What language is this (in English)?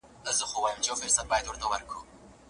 Pashto